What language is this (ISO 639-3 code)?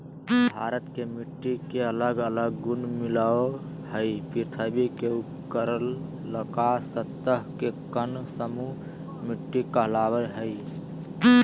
mag